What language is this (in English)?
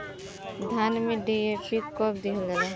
Bhojpuri